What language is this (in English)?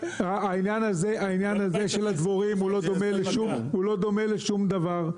Hebrew